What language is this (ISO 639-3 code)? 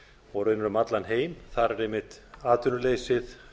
isl